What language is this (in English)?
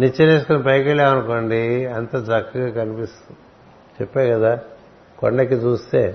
Telugu